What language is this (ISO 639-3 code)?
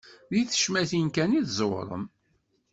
kab